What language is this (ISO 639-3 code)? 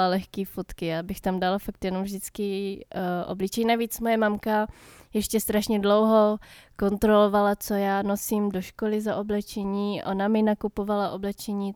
ces